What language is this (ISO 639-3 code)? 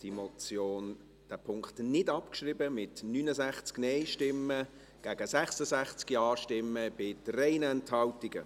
gsw